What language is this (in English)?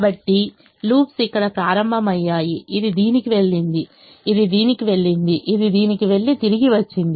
Telugu